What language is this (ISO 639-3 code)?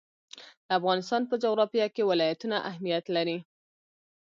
pus